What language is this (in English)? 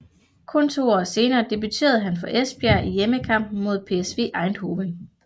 Danish